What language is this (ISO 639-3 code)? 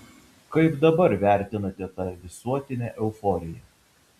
lit